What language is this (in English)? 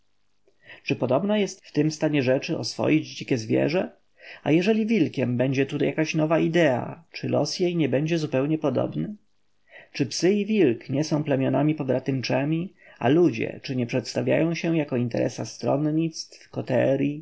Polish